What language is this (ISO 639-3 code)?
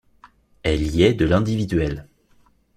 fra